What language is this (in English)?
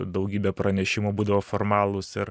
Lithuanian